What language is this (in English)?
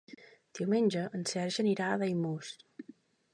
Catalan